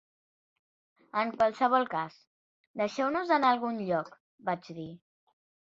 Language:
Catalan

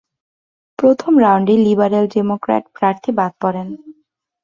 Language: Bangla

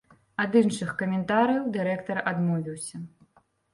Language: Belarusian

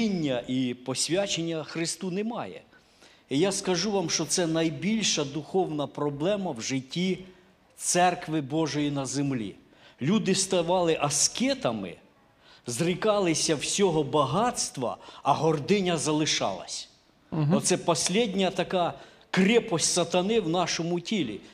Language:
Ukrainian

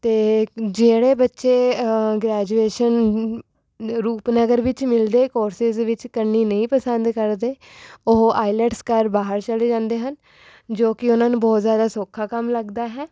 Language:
Punjabi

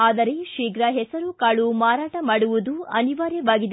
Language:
Kannada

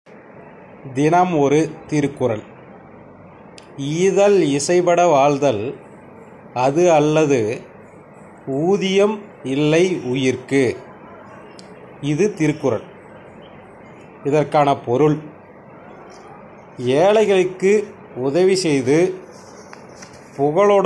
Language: Tamil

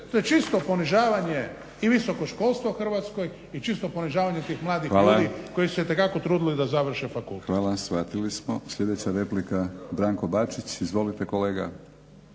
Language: Croatian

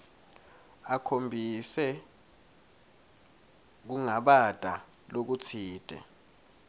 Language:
Swati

